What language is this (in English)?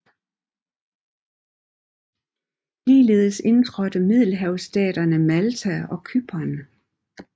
Danish